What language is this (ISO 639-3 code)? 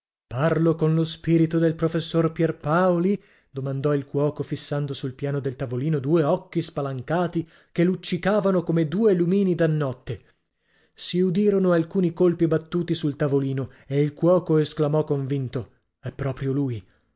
ita